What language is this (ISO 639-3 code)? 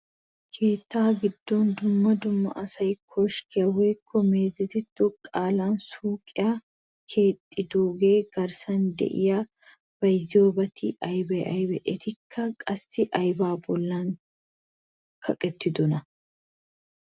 wal